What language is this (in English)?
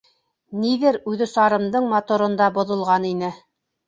Bashkir